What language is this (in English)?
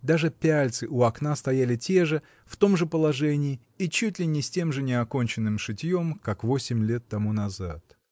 Russian